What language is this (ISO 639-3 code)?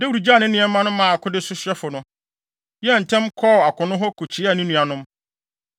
aka